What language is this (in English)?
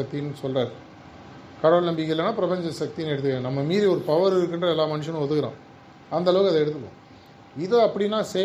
Tamil